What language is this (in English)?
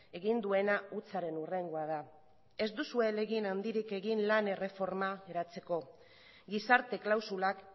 Basque